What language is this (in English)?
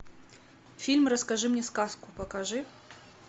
Russian